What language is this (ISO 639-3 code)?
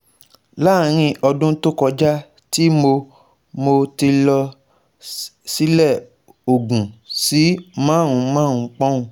yor